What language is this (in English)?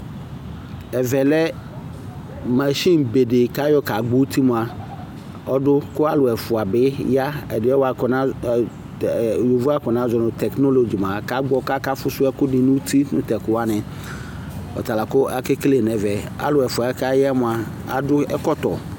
Ikposo